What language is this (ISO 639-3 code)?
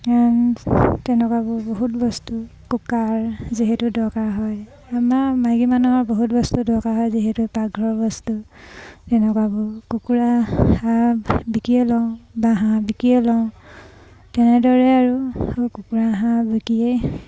asm